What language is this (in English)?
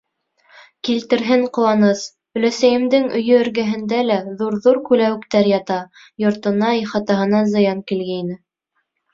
Bashkir